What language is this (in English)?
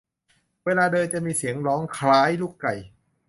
Thai